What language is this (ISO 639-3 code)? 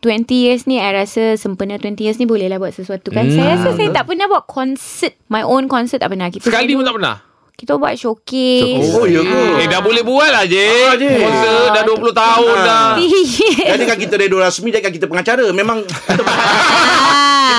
msa